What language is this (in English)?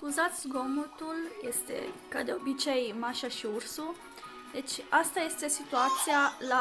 Romanian